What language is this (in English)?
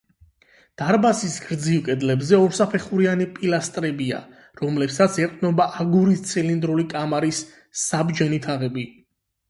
Georgian